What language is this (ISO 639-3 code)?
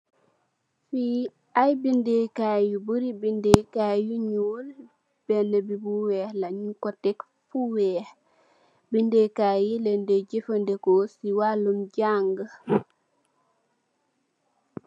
wol